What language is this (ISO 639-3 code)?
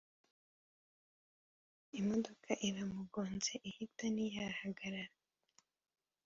kin